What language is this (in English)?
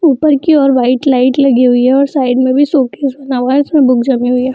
Hindi